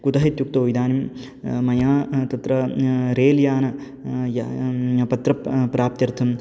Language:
Sanskrit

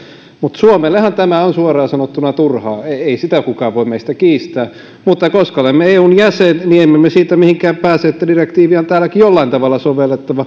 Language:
Finnish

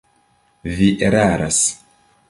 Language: Esperanto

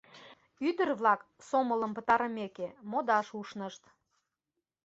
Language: Mari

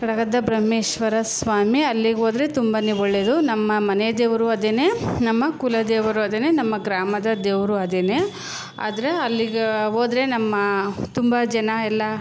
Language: Kannada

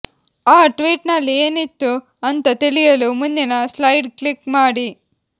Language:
Kannada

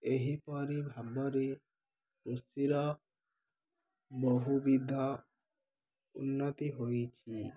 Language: Odia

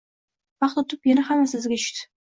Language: Uzbek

